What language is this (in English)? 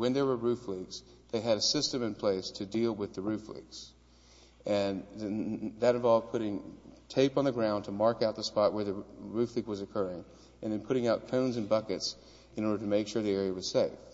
English